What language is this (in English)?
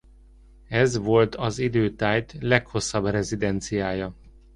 Hungarian